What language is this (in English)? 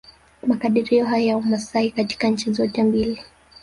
Swahili